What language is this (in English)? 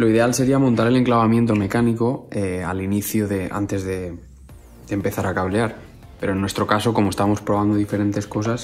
Spanish